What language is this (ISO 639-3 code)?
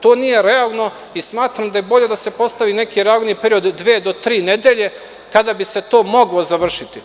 srp